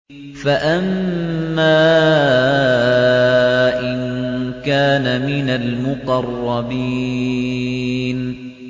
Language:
Arabic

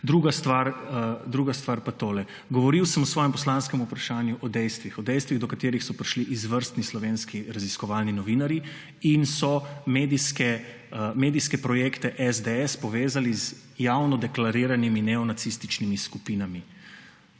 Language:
Slovenian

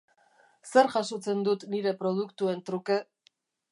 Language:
Basque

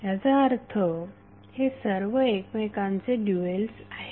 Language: Marathi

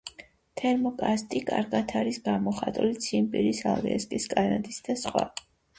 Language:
Georgian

